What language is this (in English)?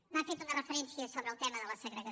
Catalan